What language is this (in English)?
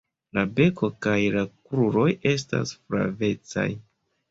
Esperanto